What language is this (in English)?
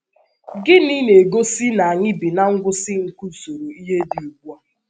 Igbo